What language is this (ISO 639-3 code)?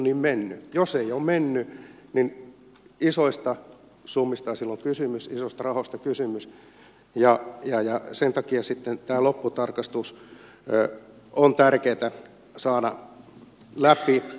fin